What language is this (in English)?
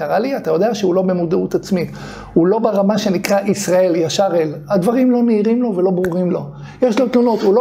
Hebrew